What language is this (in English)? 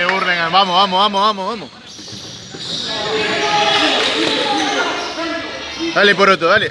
Spanish